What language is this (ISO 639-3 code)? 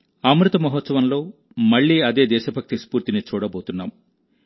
tel